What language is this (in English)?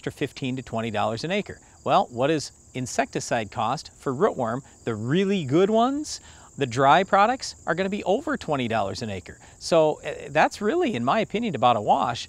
English